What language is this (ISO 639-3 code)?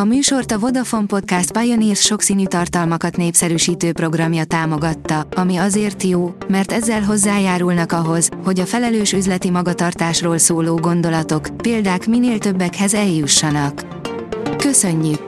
hun